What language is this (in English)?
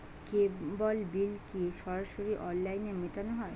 Bangla